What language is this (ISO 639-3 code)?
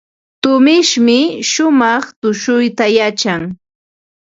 qva